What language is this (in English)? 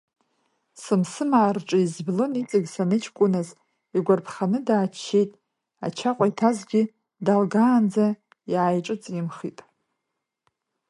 Abkhazian